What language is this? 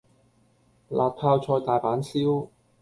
Cantonese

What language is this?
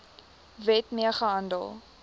Afrikaans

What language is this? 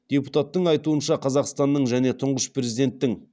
Kazakh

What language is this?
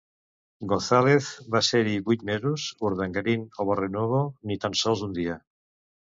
Catalan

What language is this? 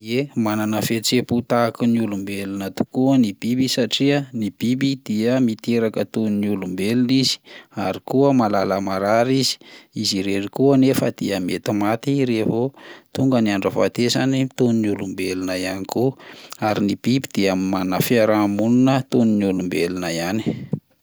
Malagasy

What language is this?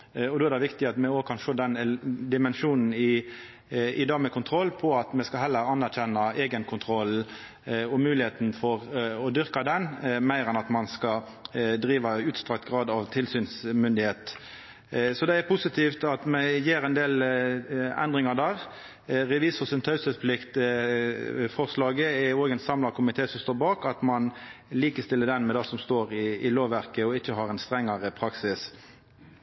Norwegian Nynorsk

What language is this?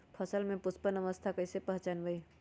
Magahi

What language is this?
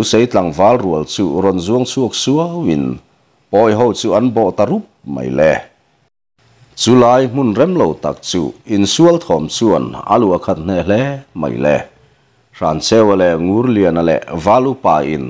Thai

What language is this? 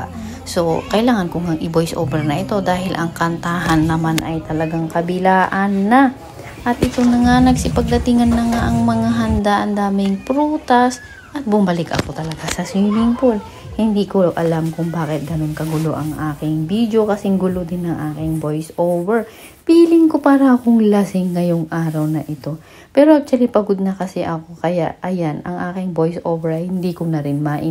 Filipino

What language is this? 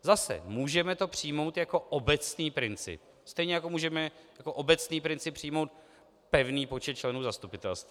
Czech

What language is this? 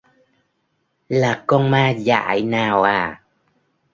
Vietnamese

